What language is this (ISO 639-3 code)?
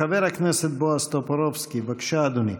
heb